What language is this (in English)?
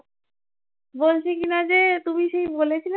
Bangla